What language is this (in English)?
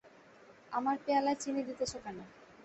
Bangla